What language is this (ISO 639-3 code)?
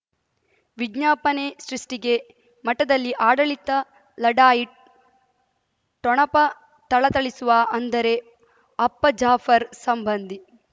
kan